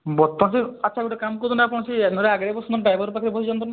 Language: Odia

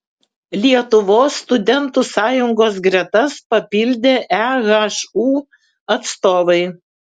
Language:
Lithuanian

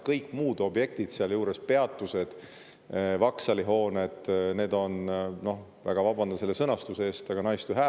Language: Estonian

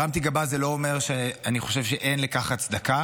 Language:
Hebrew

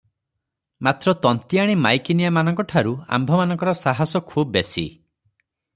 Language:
Odia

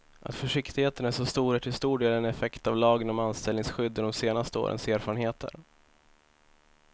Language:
Swedish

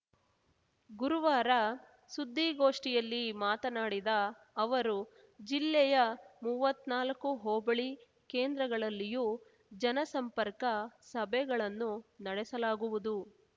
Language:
Kannada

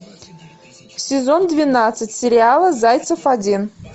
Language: Russian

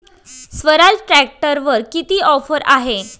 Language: Marathi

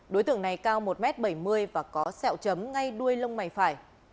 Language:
Vietnamese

